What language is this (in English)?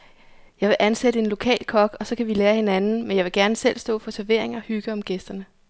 Danish